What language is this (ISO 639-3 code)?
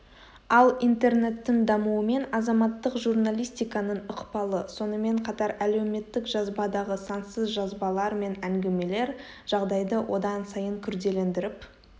kaz